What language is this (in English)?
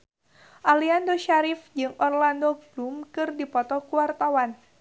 Sundanese